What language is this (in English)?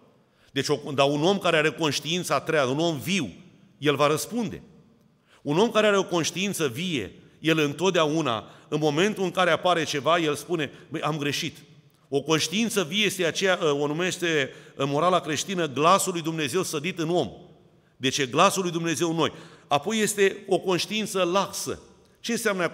Romanian